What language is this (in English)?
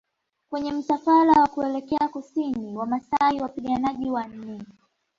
Swahili